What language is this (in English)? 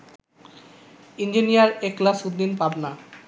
Bangla